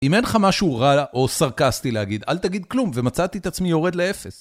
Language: Hebrew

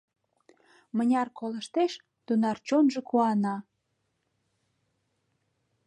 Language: Mari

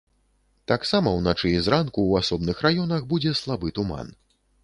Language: Belarusian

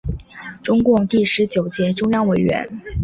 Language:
Chinese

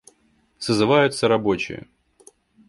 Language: Russian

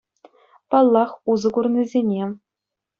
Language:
Chuvash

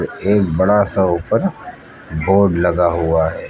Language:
Hindi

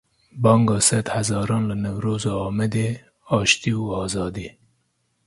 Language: Kurdish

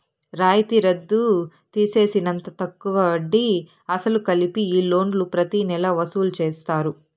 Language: Telugu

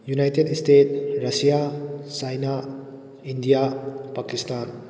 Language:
Manipuri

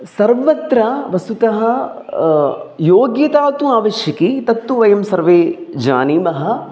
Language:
Sanskrit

